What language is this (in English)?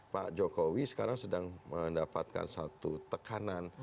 Indonesian